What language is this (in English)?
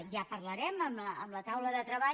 Catalan